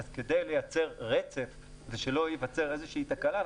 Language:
Hebrew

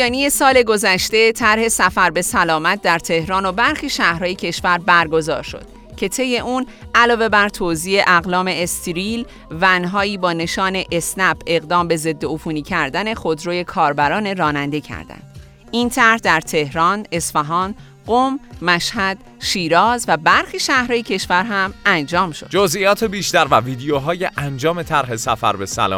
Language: Persian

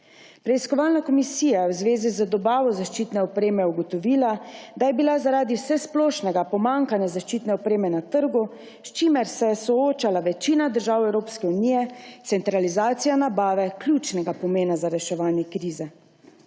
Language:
Slovenian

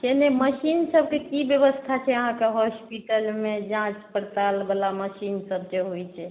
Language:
Maithili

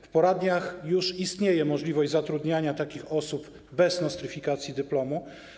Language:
Polish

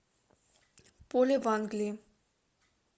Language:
Russian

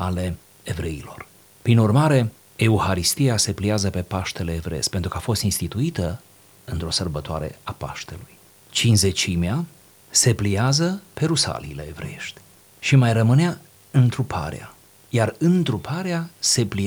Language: Romanian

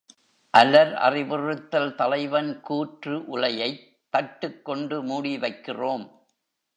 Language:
Tamil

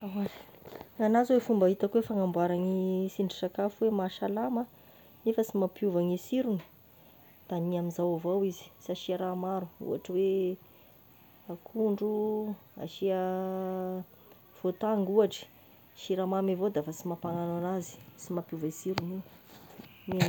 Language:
Tesaka Malagasy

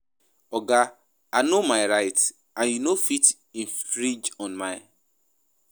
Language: Nigerian Pidgin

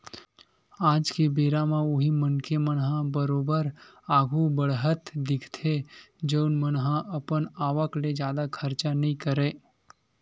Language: Chhattisgarhi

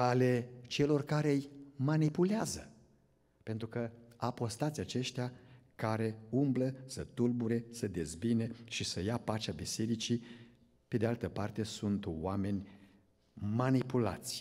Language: Romanian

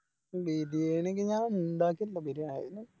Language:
Malayalam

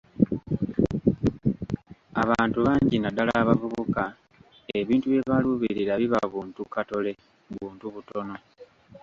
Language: Ganda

